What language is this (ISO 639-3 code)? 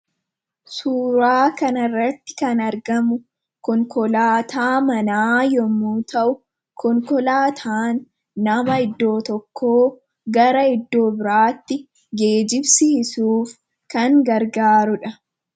orm